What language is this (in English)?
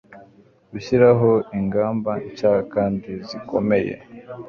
Kinyarwanda